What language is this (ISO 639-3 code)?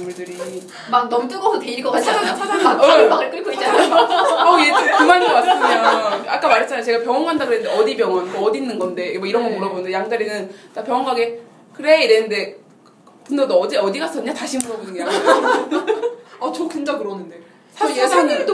kor